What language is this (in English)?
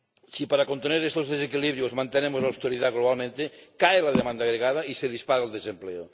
Spanish